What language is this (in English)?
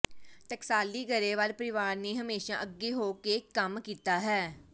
Punjabi